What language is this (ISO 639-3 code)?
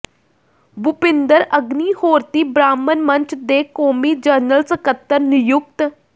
pan